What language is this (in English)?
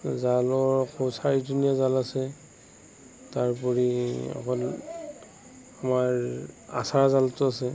Assamese